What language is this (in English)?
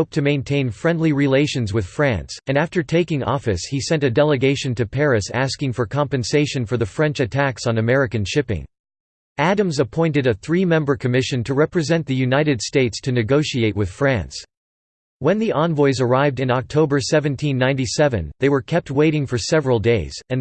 English